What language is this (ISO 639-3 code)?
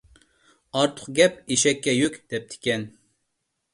uig